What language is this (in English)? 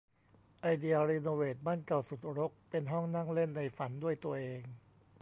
Thai